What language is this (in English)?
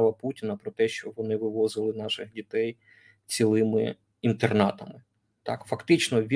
Ukrainian